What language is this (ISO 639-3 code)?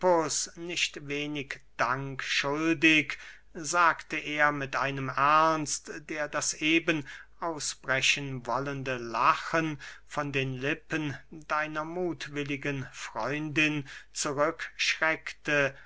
deu